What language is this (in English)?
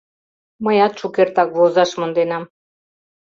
Mari